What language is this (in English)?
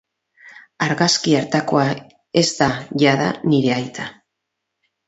Basque